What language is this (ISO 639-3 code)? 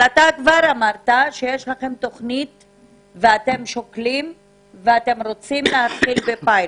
heb